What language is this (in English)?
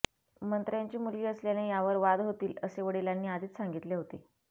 Marathi